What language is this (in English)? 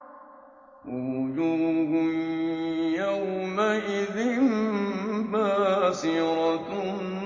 Arabic